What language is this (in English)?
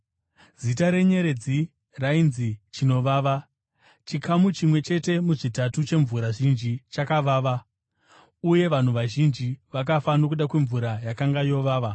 Shona